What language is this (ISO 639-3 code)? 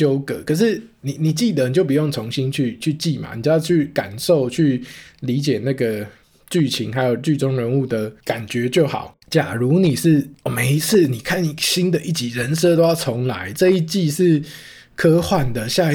zho